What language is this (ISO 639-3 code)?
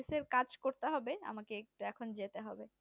ben